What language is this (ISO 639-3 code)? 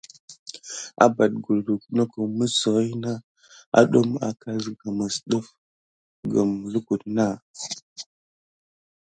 gid